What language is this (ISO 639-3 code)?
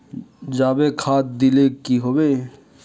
mag